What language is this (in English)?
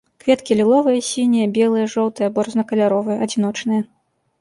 Belarusian